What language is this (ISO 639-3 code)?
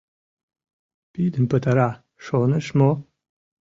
chm